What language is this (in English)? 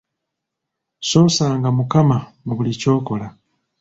Ganda